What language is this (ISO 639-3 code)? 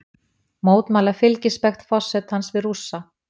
isl